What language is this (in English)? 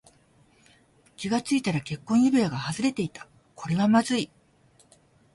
Japanese